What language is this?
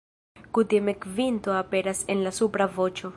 Esperanto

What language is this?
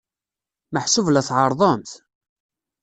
Kabyle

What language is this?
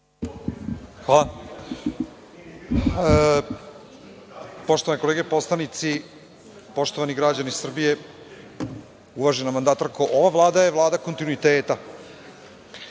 Serbian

